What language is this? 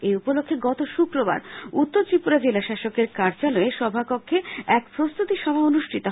Bangla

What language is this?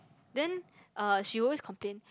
English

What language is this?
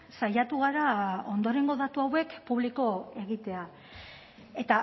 Basque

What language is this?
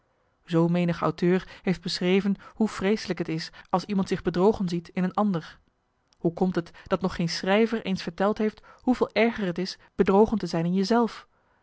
Dutch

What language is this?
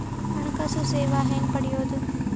Kannada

